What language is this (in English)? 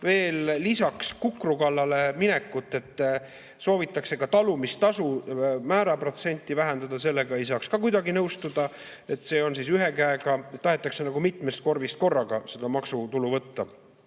Estonian